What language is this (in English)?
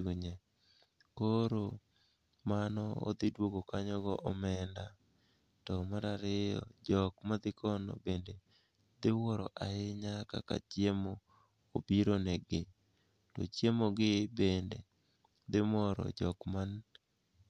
Luo (Kenya and Tanzania)